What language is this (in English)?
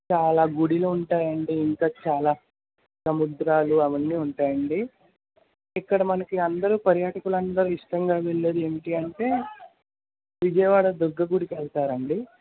Telugu